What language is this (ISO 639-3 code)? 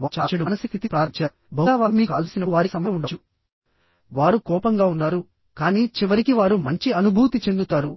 tel